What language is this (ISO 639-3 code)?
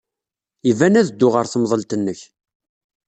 kab